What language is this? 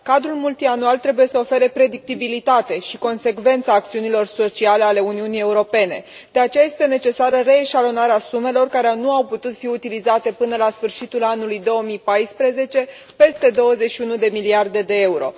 Romanian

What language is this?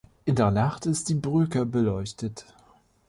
German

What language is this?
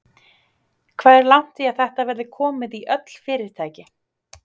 Icelandic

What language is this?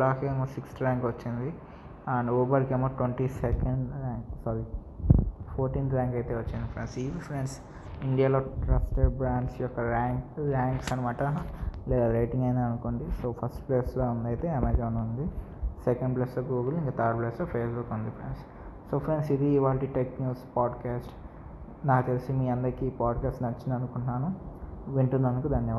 Telugu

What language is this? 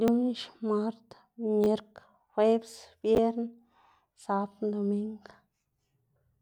Xanaguía Zapotec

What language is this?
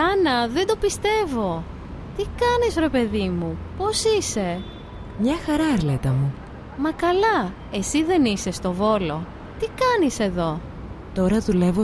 Greek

